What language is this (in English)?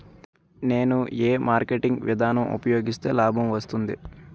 Telugu